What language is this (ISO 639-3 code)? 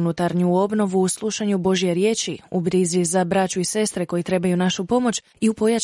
hrv